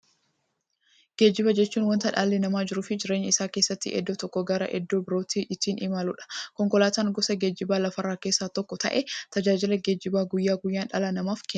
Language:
Oromo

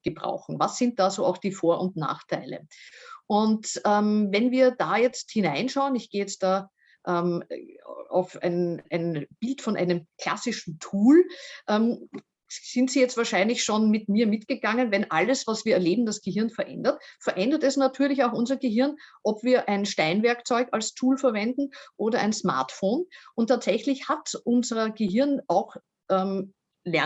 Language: German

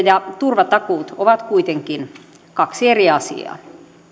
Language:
Finnish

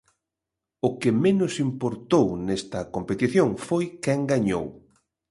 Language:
Galician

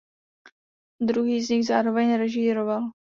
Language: Czech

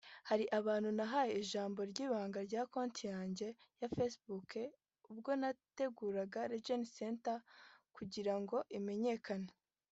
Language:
Kinyarwanda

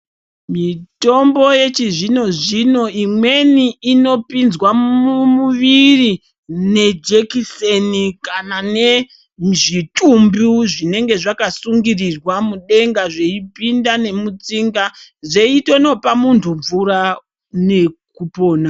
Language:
Ndau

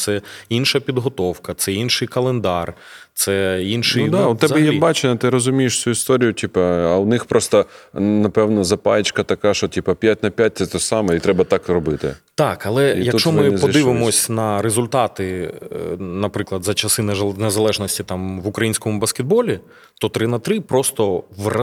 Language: Ukrainian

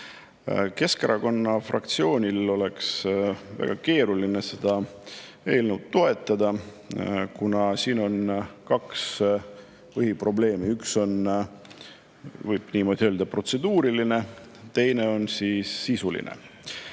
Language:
Estonian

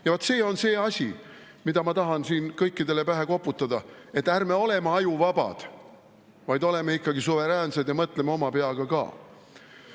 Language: Estonian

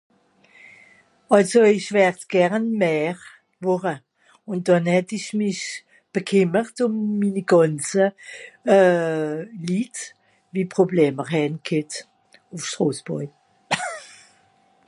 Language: Swiss German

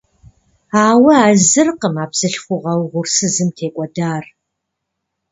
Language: Kabardian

